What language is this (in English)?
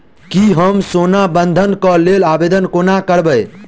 Maithili